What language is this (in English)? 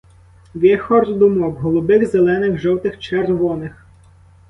Ukrainian